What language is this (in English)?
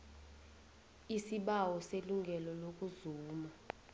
South Ndebele